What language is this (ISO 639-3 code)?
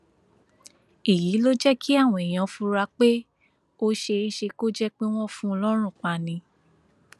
yor